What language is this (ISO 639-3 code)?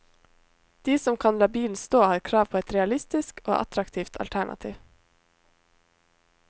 nor